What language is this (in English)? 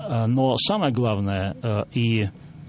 Russian